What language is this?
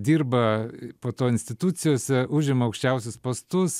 Lithuanian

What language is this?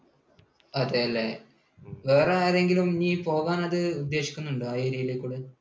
Malayalam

